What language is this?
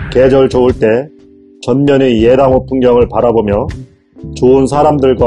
Korean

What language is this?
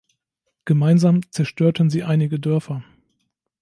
German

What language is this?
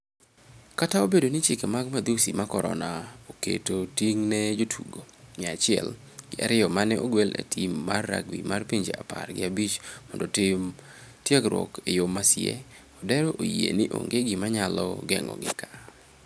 Luo (Kenya and Tanzania)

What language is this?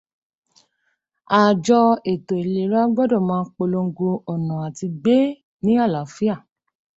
Yoruba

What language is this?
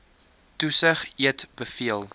Afrikaans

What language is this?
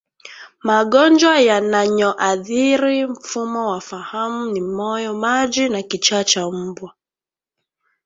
Swahili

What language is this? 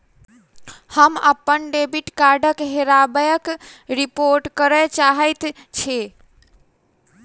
Maithili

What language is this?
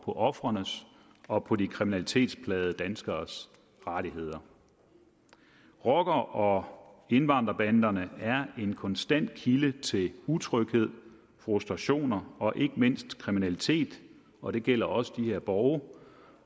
Danish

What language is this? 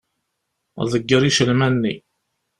Kabyle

